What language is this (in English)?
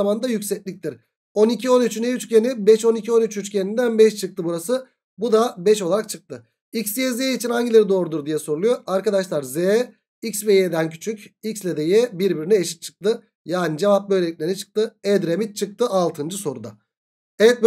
Turkish